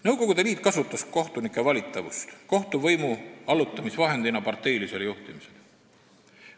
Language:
Estonian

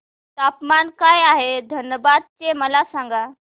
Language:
Marathi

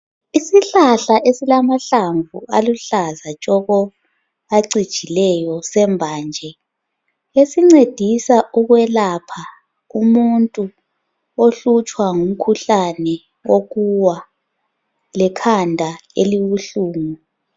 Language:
North Ndebele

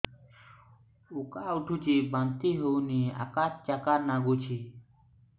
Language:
Odia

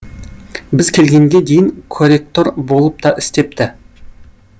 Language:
Kazakh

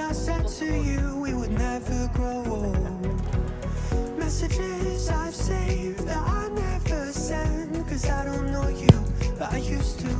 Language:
Japanese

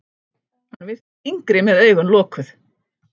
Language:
Icelandic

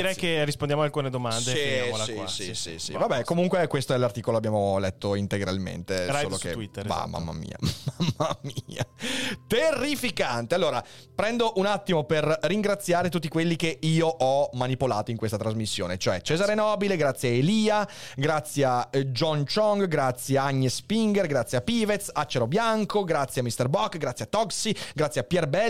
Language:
Italian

